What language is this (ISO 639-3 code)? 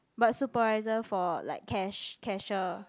eng